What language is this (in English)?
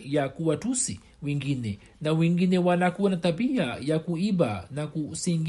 Swahili